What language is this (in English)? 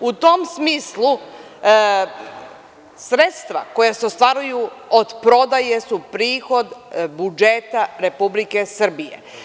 Serbian